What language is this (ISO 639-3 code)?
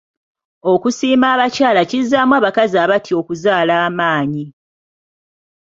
lug